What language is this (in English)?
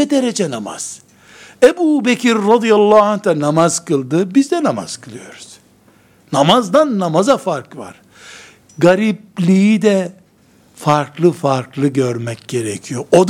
Turkish